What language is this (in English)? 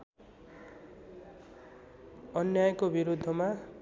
Nepali